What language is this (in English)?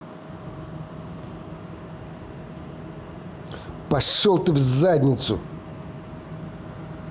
Russian